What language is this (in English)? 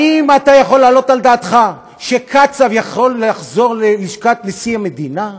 Hebrew